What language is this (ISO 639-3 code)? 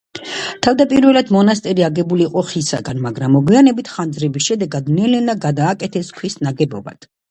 kat